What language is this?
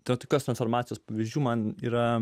Lithuanian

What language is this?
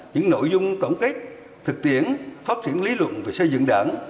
Vietnamese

